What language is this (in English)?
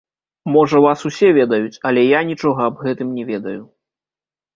Belarusian